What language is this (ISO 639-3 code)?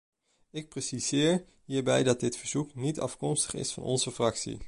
nld